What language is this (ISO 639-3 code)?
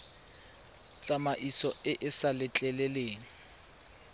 tsn